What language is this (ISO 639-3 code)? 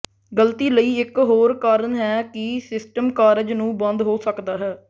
pan